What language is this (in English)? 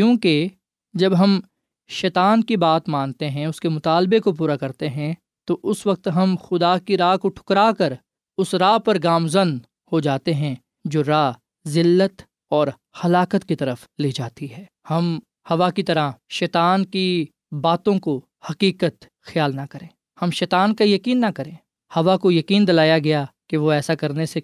Urdu